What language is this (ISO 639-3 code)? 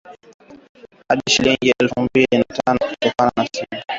swa